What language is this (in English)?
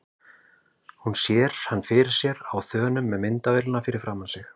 Icelandic